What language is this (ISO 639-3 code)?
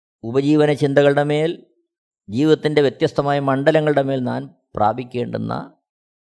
mal